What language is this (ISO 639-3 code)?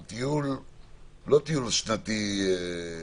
heb